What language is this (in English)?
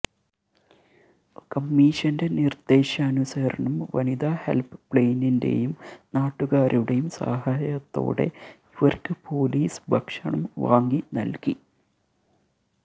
Malayalam